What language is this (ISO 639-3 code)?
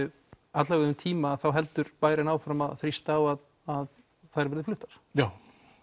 isl